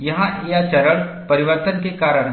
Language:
Hindi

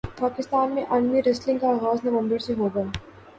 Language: Urdu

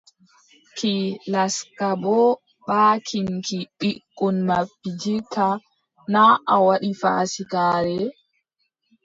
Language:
Adamawa Fulfulde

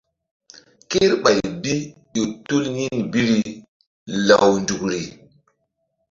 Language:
Mbum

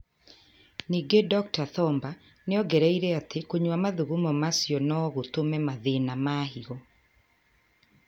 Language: Kikuyu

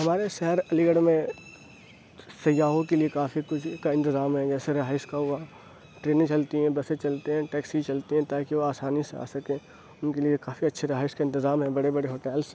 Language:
Urdu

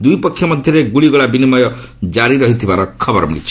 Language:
Odia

